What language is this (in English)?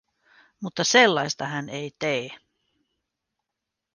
Finnish